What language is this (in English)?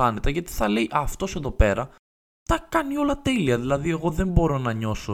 Greek